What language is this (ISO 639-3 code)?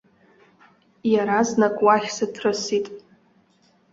abk